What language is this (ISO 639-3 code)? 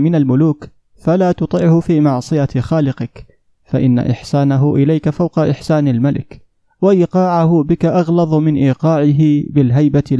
ara